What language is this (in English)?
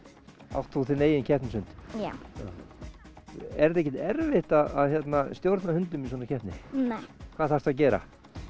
Icelandic